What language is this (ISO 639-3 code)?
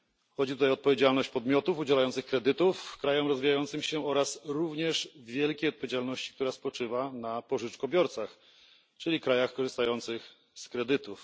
pol